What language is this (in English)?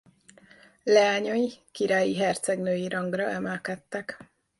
Hungarian